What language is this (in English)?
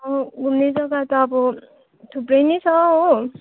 Nepali